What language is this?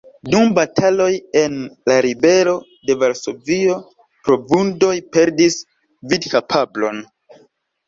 Esperanto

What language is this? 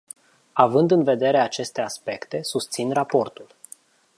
Romanian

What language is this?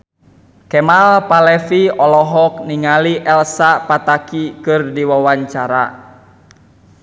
Sundanese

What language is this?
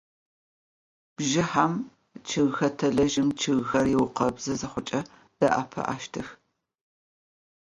Adyghe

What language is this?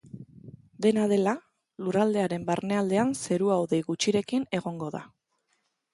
Basque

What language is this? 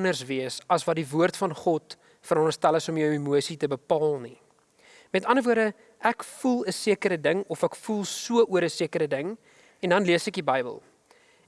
Dutch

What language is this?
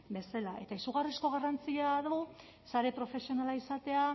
Basque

